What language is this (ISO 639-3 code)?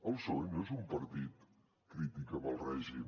cat